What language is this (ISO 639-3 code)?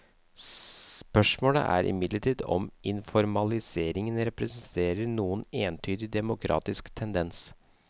nor